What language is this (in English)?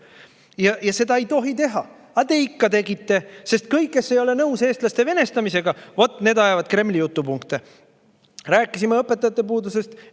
Estonian